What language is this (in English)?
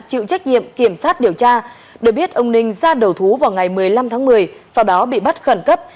Vietnamese